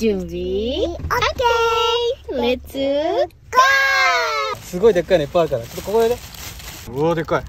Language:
Japanese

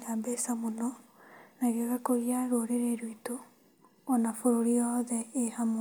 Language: Kikuyu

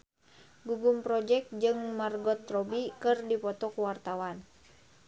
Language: Sundanese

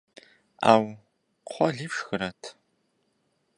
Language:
Kabardian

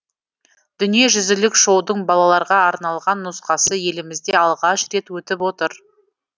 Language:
Kazakh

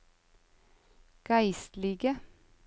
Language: Norwegian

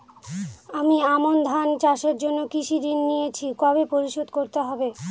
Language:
Bangla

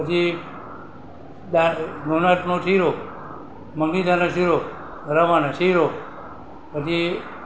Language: Gujarati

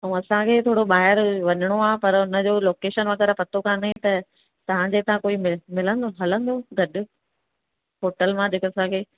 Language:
Sindhi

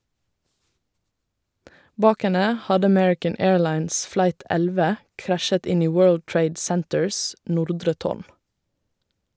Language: Norwegian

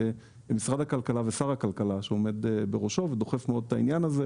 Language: Hebrew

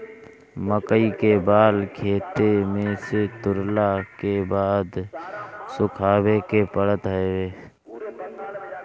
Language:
Bhojpuri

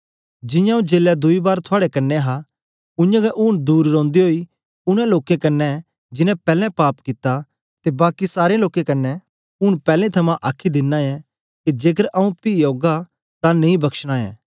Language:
Dogri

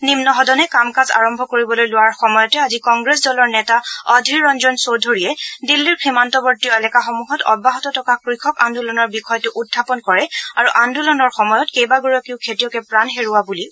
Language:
Assamese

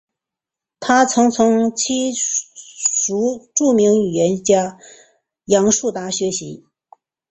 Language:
Chinese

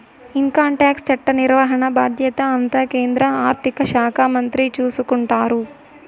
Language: Telugu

